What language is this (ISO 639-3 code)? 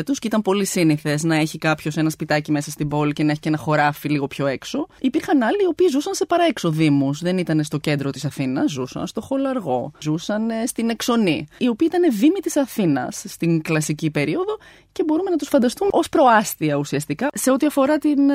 ell